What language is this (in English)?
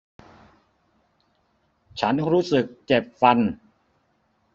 Thai